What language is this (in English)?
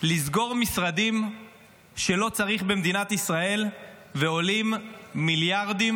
Hebrew